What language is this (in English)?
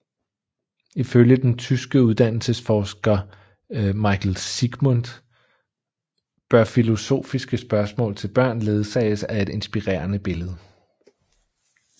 Danish